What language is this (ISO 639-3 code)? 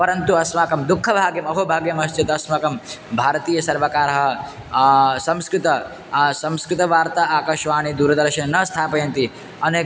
san